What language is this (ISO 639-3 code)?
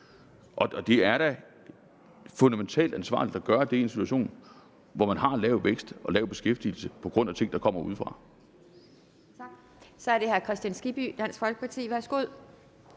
dan